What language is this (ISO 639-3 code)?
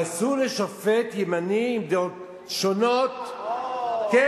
heb